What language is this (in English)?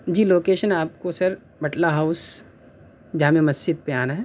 Urdu